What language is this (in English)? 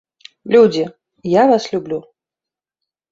Belarusian